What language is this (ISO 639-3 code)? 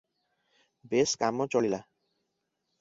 ori